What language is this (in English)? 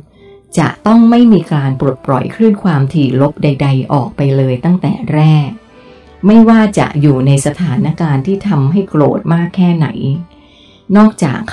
Thai